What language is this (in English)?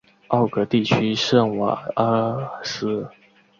Chinese